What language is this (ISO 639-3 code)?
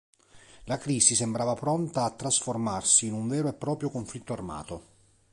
ita